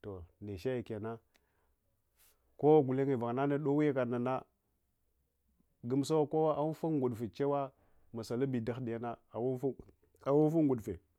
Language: Hwana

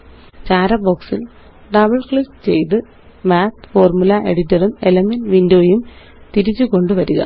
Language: Malayalam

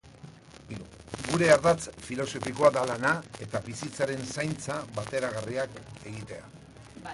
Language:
Basque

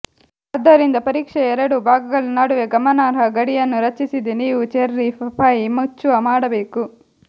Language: Kannada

